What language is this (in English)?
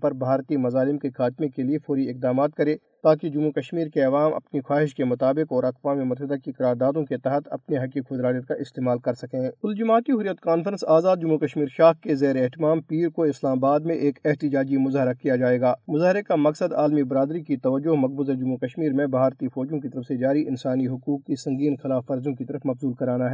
Urdu